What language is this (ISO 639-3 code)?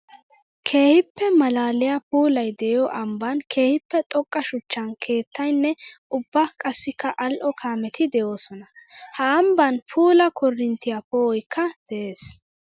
wal